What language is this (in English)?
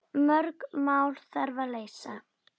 Icelandic